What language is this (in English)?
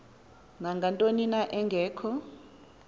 Xhosa